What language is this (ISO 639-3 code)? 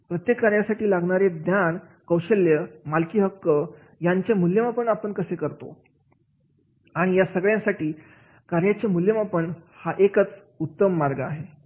mar